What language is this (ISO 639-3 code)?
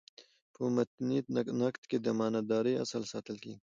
pus